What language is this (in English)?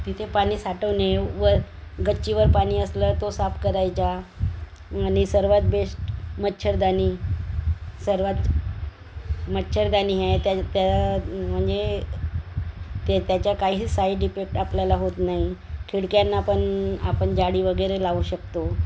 Marathi